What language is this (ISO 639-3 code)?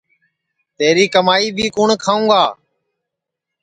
ssi